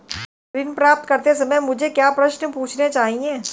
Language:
Hindi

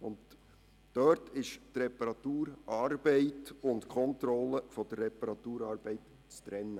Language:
Swiss German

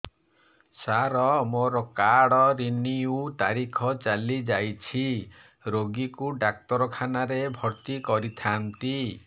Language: Odia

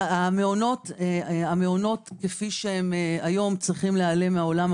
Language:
Hebrew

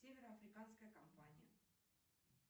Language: Russian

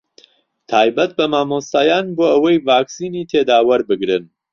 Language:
Central Kurdish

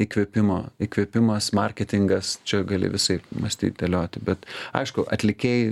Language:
Lithuanian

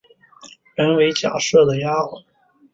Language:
Chinese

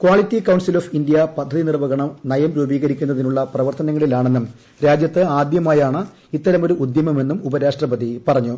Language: Malayalam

